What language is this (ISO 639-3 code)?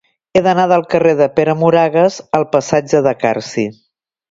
cat